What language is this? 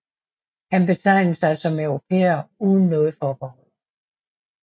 Danish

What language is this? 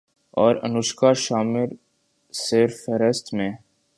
Urdu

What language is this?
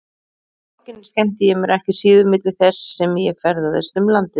Icelandic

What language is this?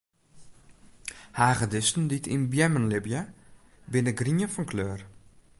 Western Frisian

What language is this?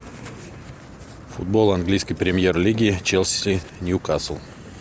Russian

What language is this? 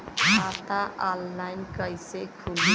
Bhojpuri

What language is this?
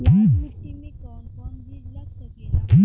Bhojpuri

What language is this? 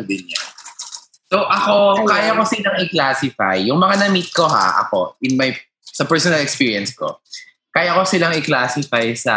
Filipino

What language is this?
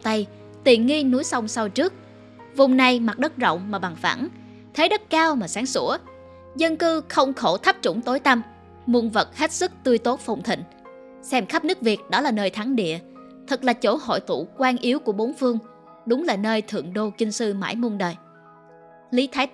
Vietnamese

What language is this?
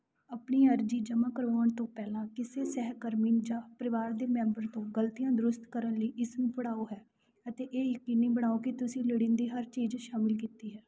Punjabi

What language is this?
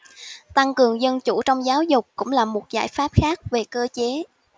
Vietnamese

